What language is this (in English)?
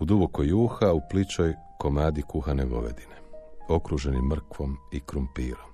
Croatian